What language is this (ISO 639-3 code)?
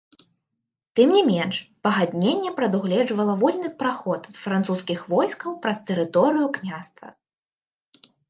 bel